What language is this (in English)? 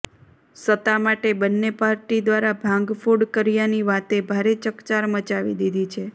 Gujarati